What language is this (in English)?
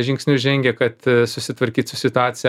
Lithuanian